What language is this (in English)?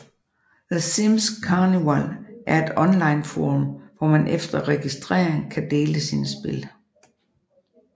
Danish